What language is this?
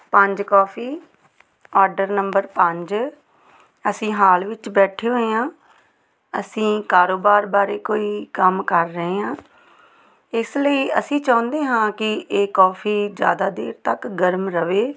Punjabi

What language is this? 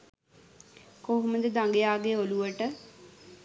Sinhala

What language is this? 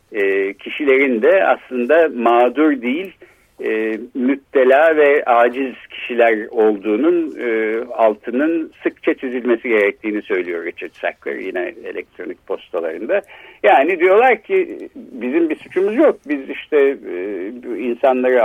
Turkish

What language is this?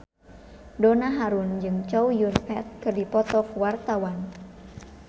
Sundanese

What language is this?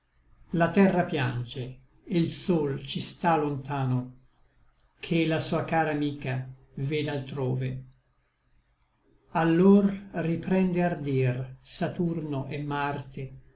Italian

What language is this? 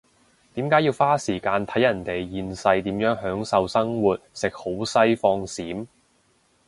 Cantonese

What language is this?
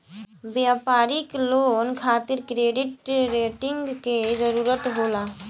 Bhojpuri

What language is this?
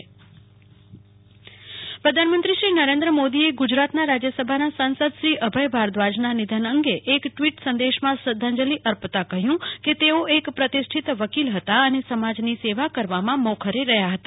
Gujarati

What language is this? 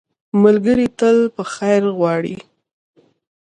Pashto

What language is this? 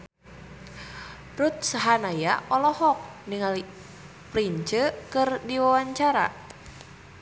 Sundanese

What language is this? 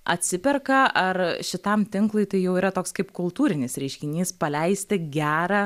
Lithuanian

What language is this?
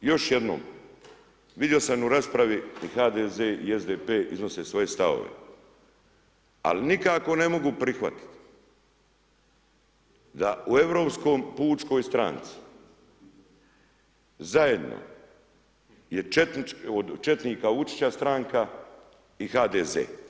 Croatian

